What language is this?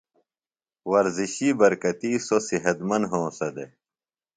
Phalura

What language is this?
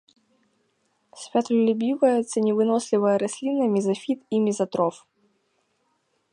Belarusian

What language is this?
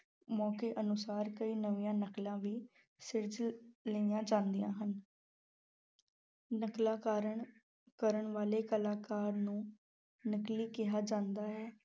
Punjabi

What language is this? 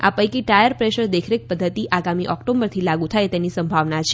Gujarati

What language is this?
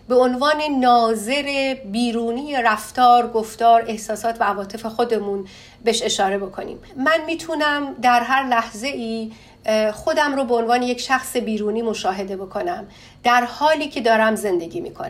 Persian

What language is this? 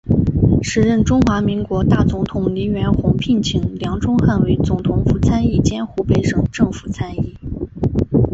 Chinese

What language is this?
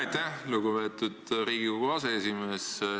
Estonian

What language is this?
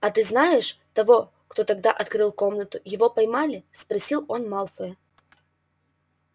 Russian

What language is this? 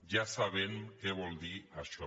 Catalan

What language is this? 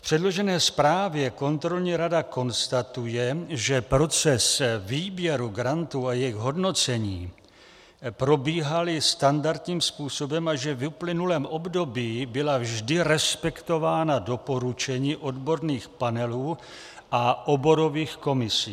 Czech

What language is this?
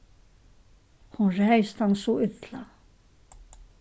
Faroese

